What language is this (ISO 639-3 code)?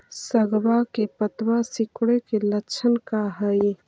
mag